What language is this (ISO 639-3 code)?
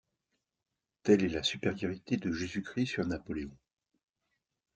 fra